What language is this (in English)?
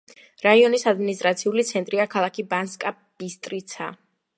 Georgian